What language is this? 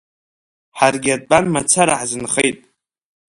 Abkhazian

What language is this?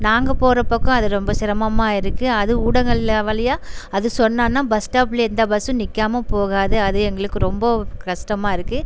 Tamil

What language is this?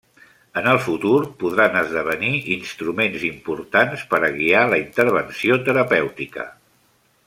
Catalan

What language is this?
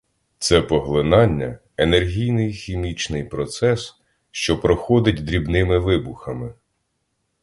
Ukrainian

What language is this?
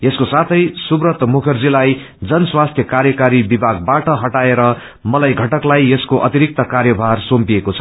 Nepali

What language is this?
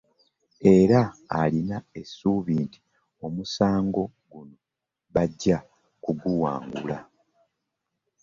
Ganda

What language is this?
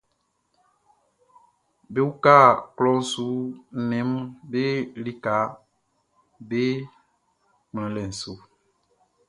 Baoulé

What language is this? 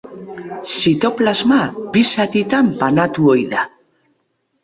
Basque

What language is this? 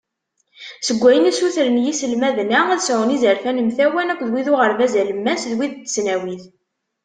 Kabyle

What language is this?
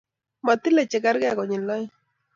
Kalenjin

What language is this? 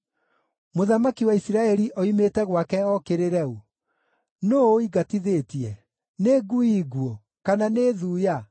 Kikuyu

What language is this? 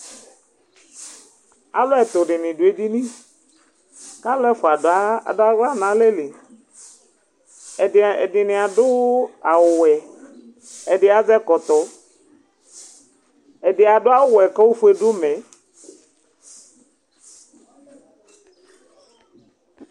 Ikposo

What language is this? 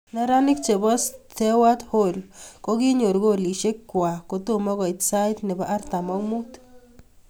Kalenjin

